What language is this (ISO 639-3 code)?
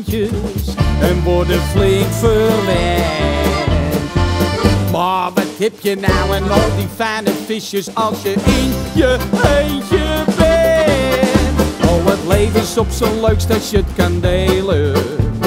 nld